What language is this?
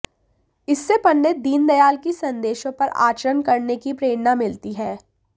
Hindi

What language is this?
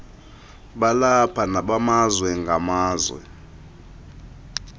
Xhosa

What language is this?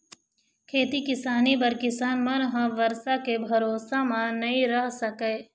Chhattisgarhi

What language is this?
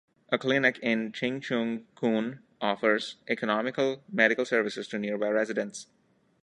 English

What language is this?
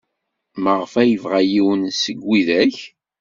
Kabyle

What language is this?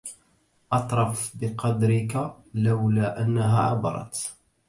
Arabic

